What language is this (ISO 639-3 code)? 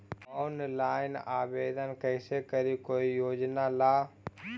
mag